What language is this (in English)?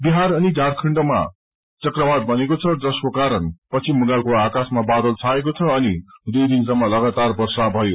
Nepali